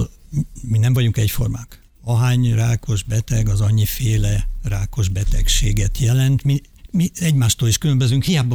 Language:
Hungarian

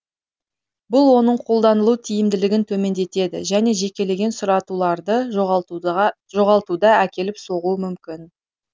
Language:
Kazakh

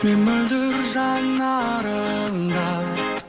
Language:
Kazakh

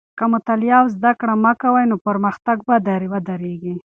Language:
Pashto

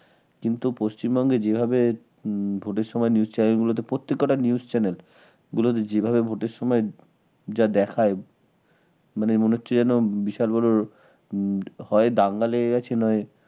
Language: Bangla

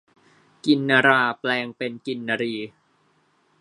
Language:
Thai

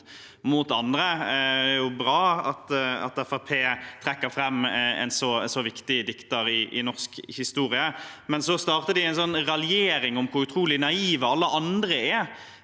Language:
Norwegian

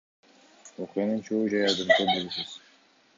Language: Kyrgyz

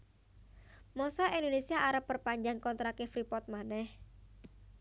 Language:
Javanese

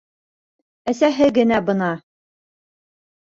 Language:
Bashkir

